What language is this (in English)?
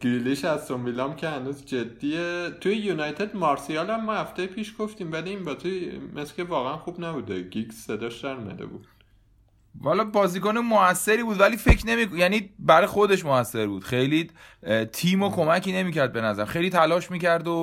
Persian